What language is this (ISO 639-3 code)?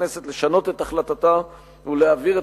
heb